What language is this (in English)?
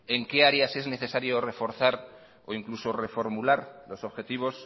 Spanish